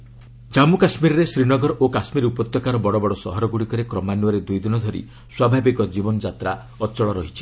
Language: Odia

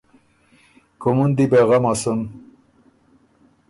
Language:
Ormuri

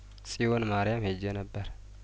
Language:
Amharic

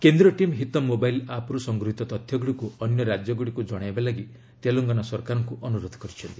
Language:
Odia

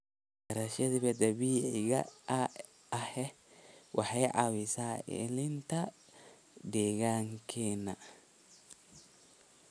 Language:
Somali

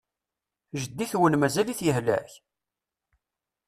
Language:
Kabyle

